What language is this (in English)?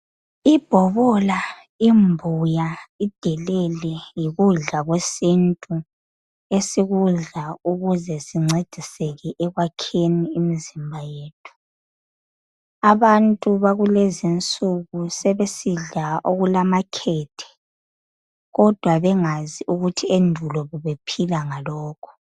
North Ndebele